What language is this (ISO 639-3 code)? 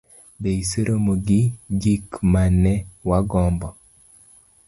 luo